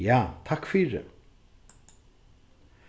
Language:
Faroese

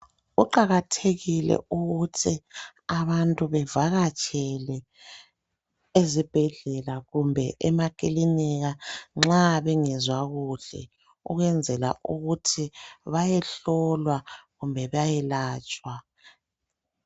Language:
North Ndebele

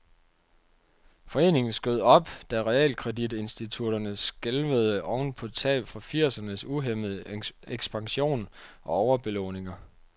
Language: Danish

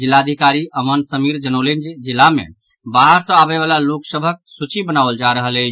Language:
Maithili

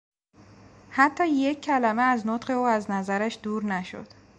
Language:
Persian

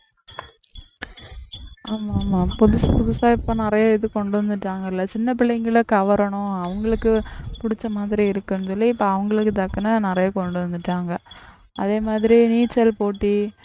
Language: Tamil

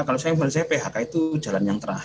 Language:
Indonesian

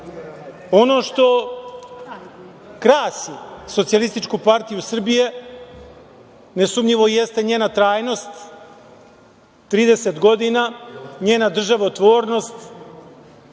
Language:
Serbian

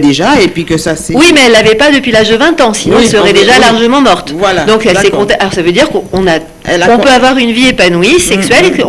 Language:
French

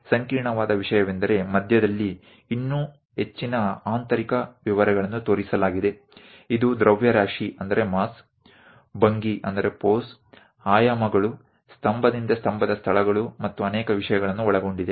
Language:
Kannada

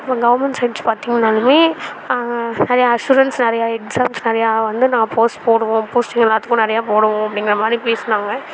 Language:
Tamil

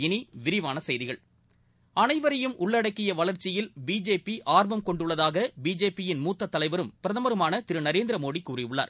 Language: Tamil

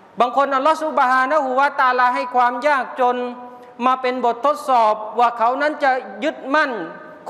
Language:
Thai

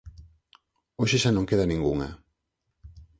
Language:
Galician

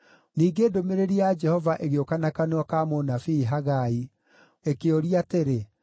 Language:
Kikuyu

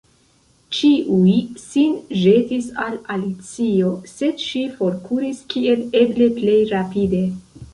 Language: Esperanto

